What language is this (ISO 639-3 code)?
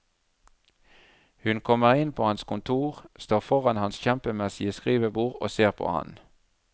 nor